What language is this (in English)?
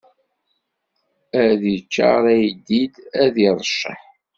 Kabyle